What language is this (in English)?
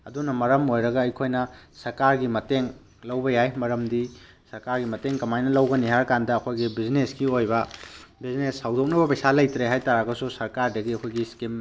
Manipuri